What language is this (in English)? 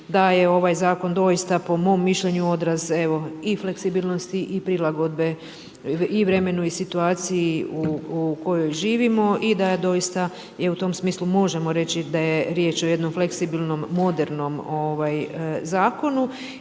Croatian